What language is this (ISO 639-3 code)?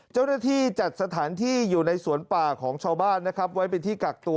tha